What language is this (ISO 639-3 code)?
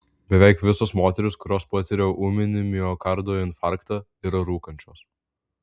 lit